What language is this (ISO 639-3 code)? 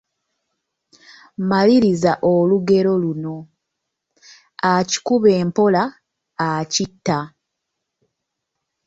lug